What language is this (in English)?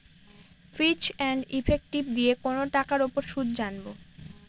Bangla